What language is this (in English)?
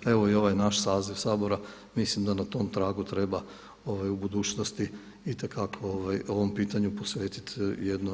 Croatian